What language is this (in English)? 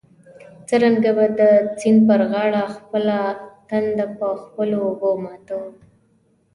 Pashto